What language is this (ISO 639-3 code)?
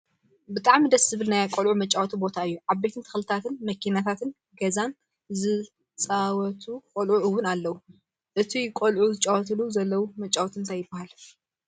tir